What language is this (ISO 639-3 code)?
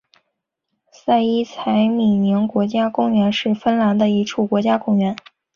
zho